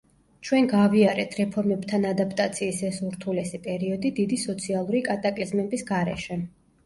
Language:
Georgian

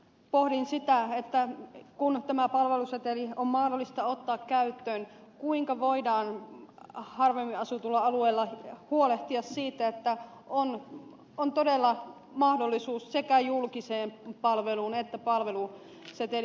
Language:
Finnish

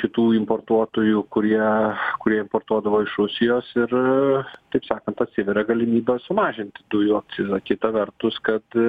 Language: Lithuanian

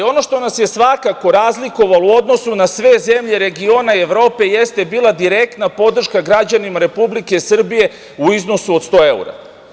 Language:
Serbian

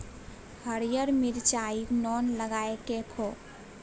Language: Maithili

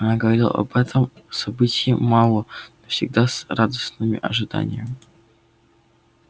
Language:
Russian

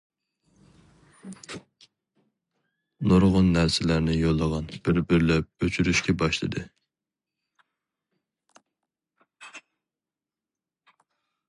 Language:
Uyghur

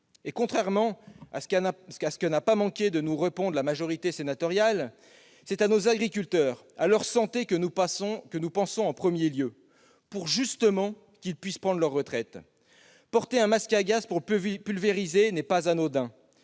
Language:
French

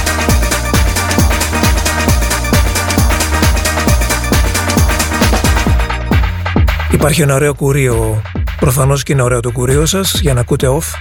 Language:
Greek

